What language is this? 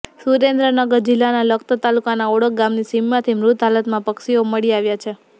Gujarati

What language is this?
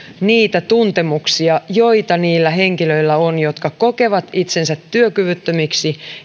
Finnish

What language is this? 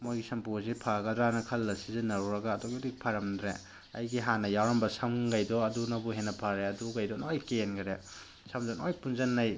Manipuri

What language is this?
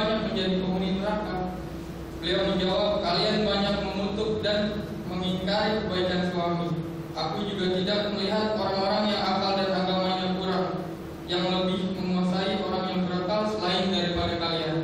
Indonesian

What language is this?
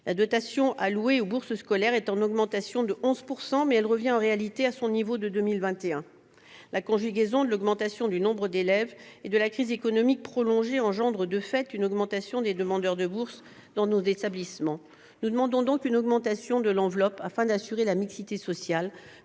French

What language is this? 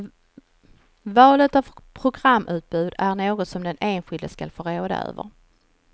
Swedish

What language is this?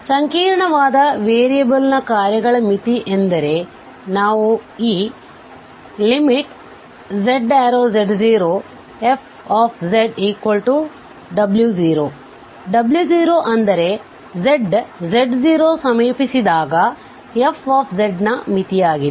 Kannada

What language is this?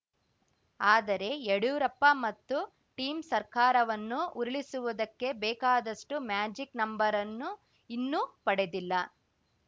Kannada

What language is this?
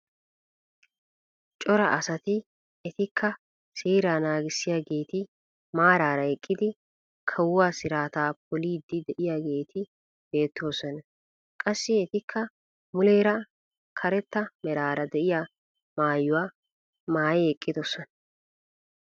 Wolaytta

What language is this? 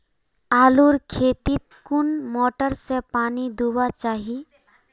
Magahi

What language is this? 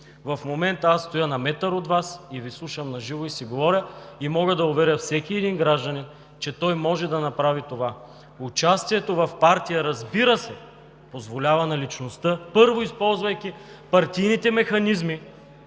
Bulgarian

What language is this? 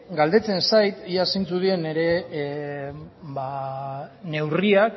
Basque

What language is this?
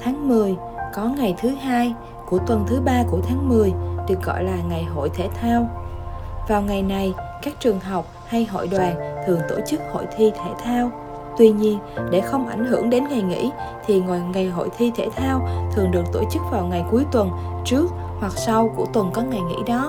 Vietnamese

